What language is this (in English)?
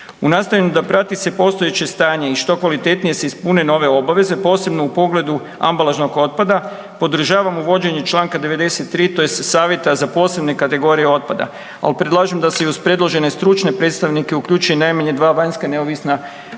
Croatian